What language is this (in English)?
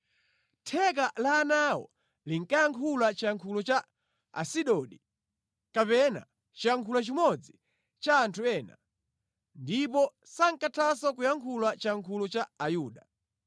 Nyanja